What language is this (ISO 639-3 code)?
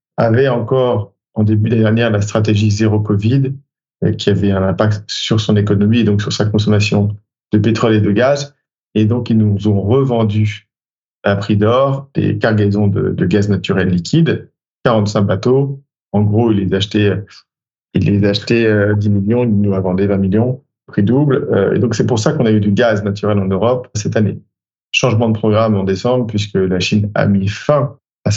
fra